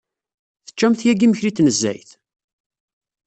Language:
Kabyle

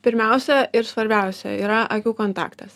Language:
Lithuanian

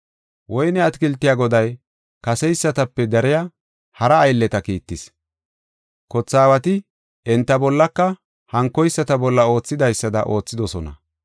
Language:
Gofa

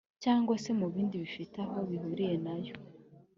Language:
Kinyarwanda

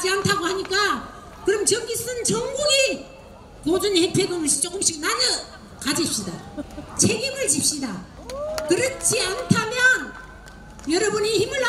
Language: Korean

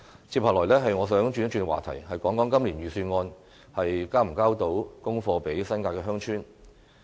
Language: Cantonese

